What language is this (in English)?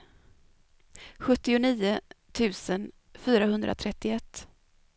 Swedish